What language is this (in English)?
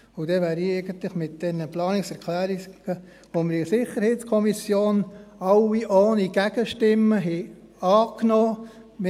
Swiss German